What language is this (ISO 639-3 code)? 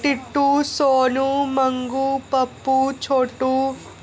doi